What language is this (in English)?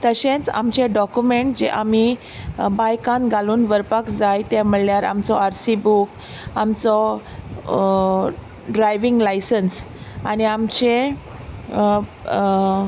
Konkani